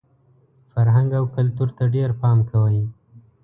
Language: Pashto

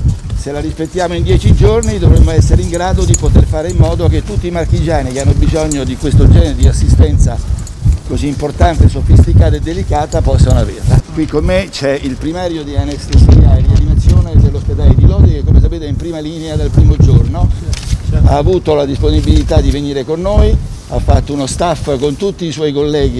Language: Italian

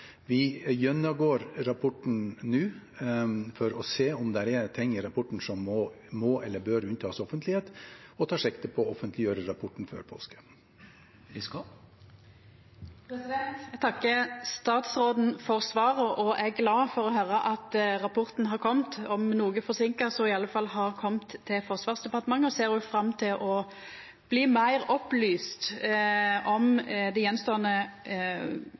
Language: Norwegian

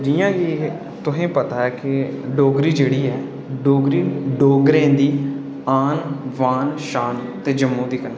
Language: Dogri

